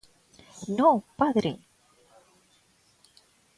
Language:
Galician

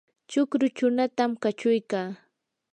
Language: Yanahuanca Pasco Quechua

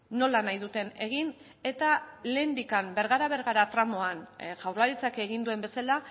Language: Basque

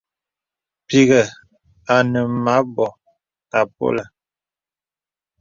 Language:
Bebele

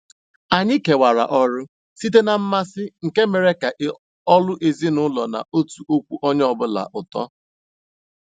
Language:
Igbo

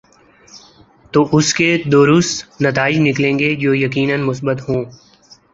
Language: Urdu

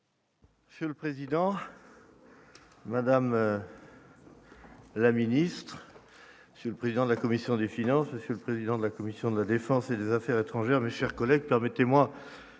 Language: French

